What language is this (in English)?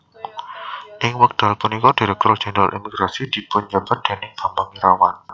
Javanese